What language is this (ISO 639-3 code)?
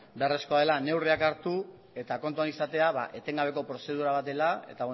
eus